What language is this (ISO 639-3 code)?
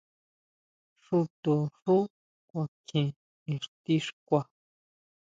mau